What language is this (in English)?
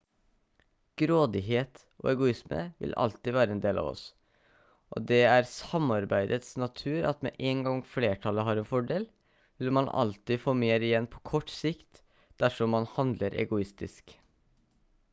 Norwegian Bokmål